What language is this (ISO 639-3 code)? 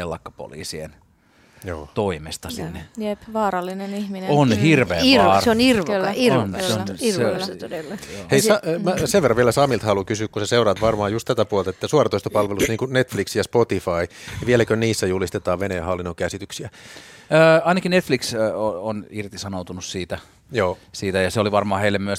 fin